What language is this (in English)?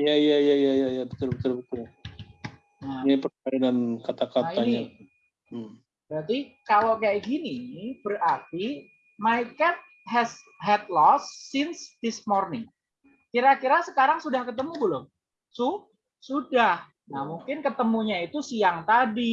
Indonesian